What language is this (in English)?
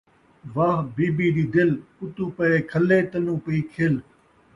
Saraiki